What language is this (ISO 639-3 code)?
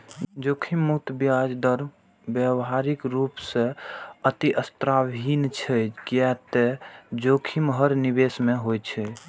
mai